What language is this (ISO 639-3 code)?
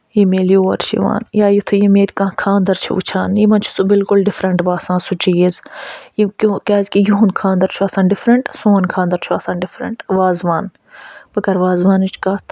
kas